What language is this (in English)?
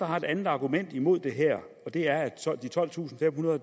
Danish